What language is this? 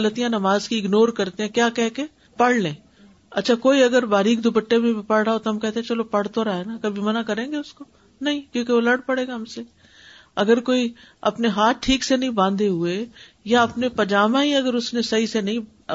Urdu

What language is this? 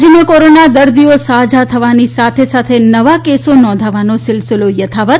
Gujarati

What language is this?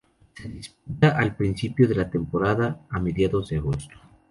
Spanish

